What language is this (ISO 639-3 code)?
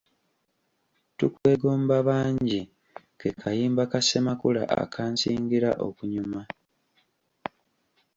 lug